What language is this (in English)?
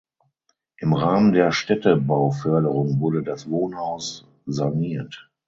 German